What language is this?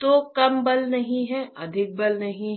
Hindi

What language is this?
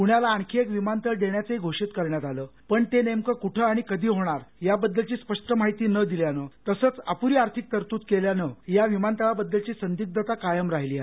Marathi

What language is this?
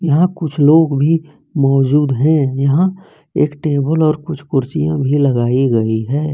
Hindi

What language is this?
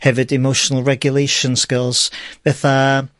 Welsh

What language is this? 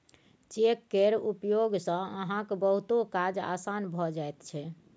Maithili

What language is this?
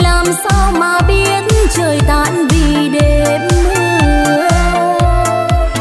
Vietnamese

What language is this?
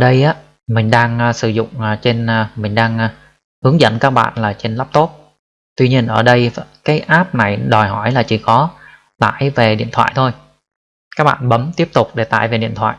Vietnamese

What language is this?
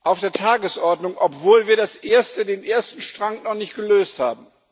German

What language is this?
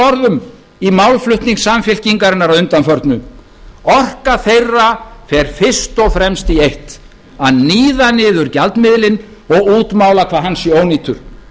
Icelandic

